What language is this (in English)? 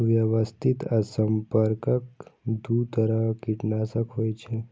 Maithili